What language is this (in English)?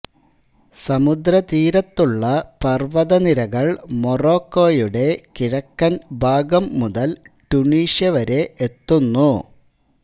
Malayalam